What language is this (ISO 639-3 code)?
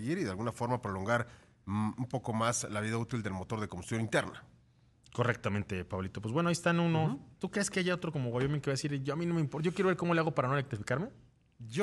spa